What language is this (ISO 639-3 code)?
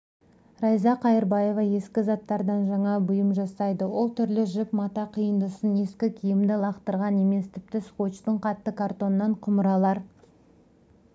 kaz